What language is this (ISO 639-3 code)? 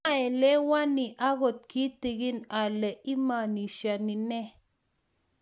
kln